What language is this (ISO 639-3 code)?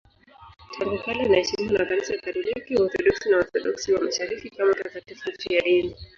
swa